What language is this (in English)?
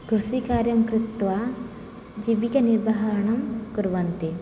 Sanskrit